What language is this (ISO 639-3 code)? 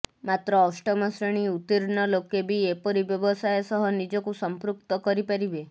ori